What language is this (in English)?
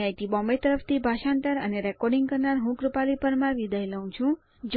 Gujarati